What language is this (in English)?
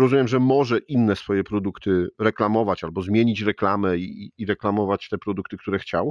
Polish